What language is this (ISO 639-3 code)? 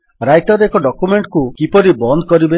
ori